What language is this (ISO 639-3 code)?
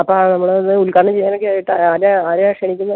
mal